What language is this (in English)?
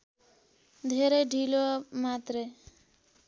Nepali